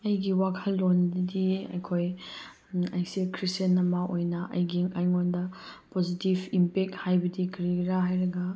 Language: Manipuri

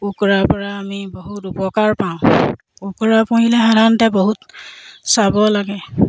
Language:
Assamese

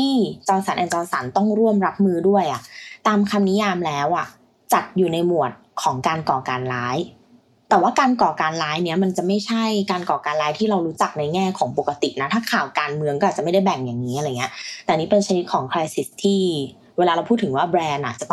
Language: Thai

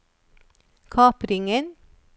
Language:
Norwegian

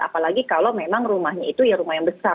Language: Indonesian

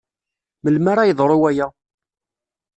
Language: Kabyle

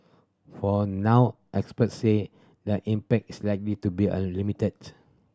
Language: English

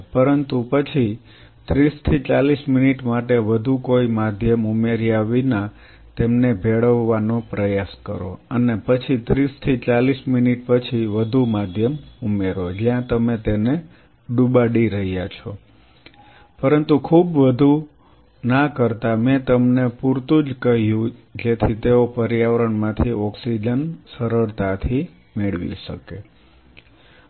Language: Gujarati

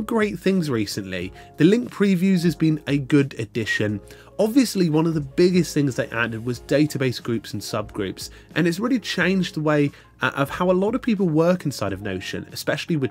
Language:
English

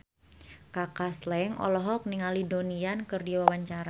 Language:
Sundanese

